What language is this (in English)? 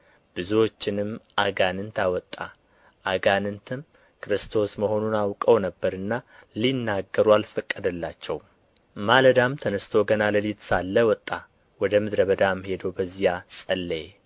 Amharic